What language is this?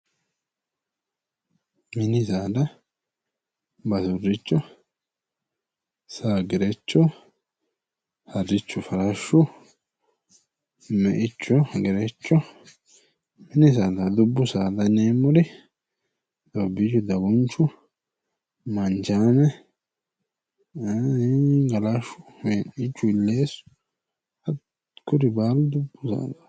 Sidamo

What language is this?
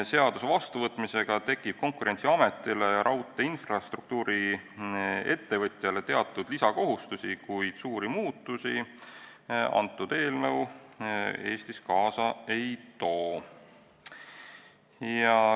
Estonian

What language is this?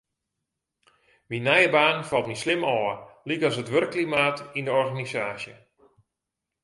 Western Frisian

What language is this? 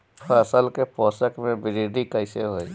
Bhojpuri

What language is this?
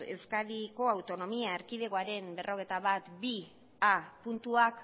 Basque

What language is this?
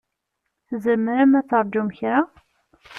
Kabyle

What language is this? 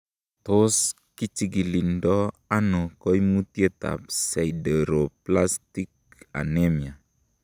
Kalenjin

